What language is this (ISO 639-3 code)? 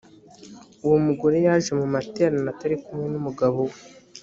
kin